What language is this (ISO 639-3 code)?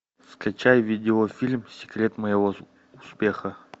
rus